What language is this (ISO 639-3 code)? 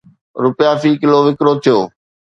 snd